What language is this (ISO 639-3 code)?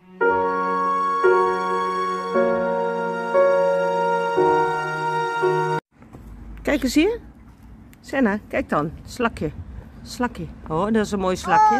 nld